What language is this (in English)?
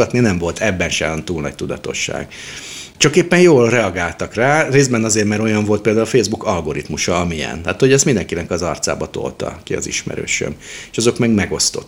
Hungarian